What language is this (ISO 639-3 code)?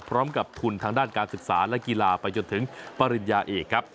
tha